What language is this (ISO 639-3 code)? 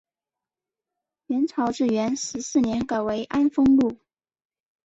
zho